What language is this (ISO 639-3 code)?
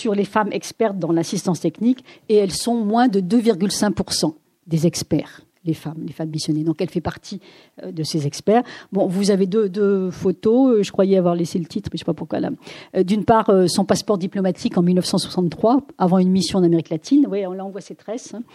fra